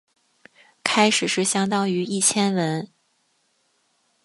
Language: Chinese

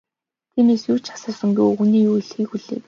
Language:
Mongolian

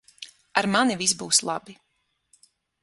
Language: Latvian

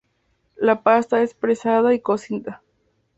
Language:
Spanish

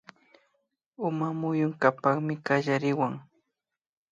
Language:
Imbabura Highland Quichua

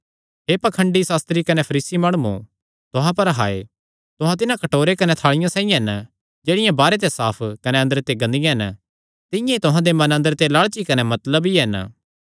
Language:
Kangri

